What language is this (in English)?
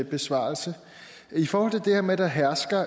Danish